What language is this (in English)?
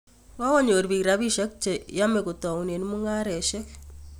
Kalenjin